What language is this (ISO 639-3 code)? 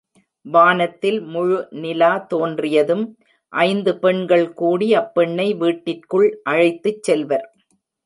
tam